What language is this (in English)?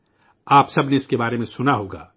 Urdu